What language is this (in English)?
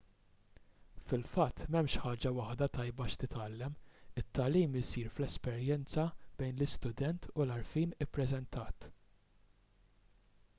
Maltese